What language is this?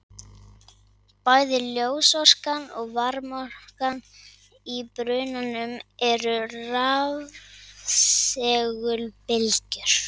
Icelandic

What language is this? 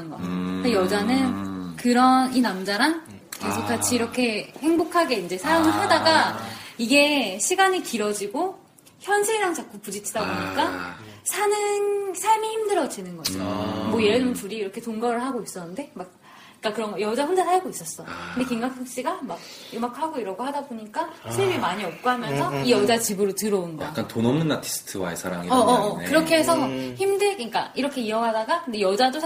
Korean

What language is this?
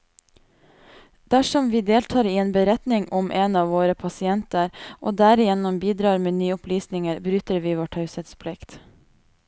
Norwegian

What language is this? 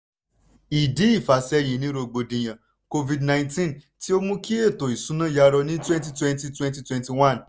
Yoruba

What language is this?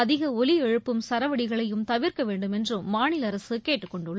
Tamil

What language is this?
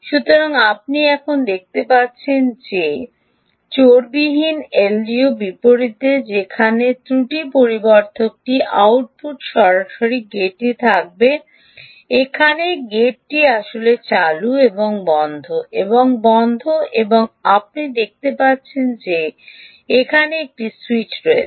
Bangla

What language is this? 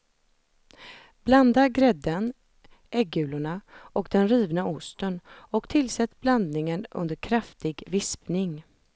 Swedish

